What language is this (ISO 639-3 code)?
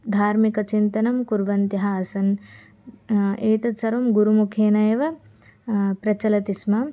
san